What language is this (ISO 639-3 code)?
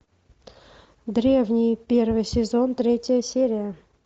rus